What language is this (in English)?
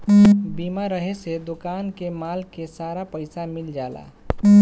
Bhojpuri